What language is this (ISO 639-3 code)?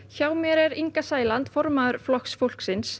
isl